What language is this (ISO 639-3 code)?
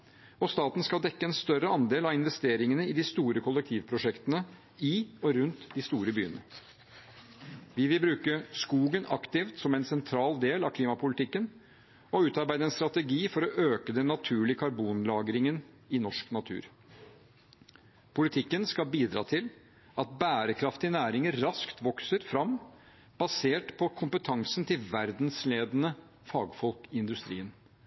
nob